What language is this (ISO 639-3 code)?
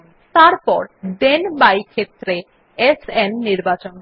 ben